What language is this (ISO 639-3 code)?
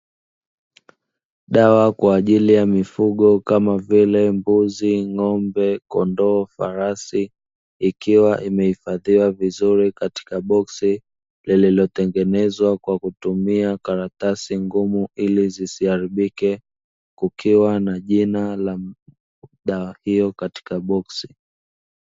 swa